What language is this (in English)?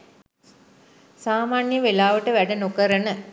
Sinhala